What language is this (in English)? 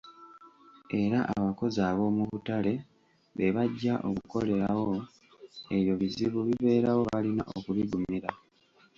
Ganda